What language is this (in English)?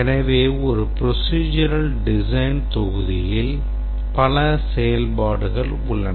Tamil